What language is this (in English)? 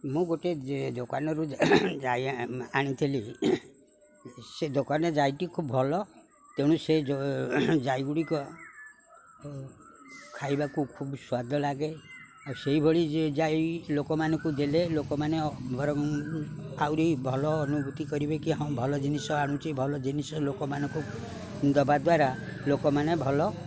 Odia